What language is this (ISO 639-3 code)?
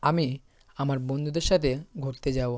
ben